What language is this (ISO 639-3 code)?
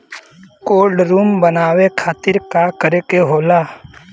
bho